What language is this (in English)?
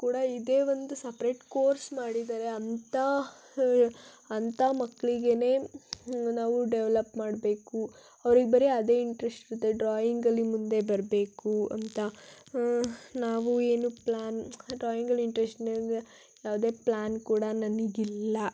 Kannada